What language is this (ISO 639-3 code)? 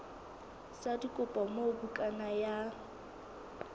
sot